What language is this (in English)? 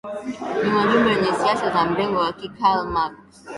Swahili